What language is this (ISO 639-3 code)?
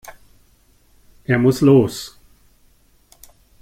deu